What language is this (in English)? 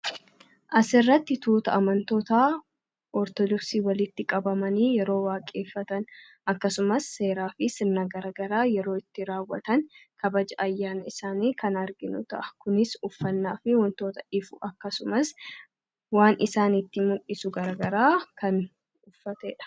Oromo